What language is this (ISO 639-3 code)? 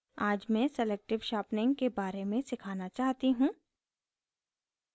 hin